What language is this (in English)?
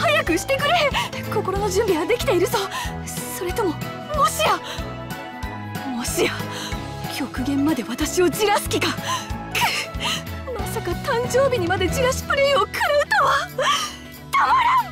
Japanese